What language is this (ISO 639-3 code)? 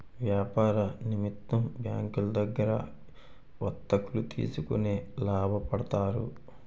tel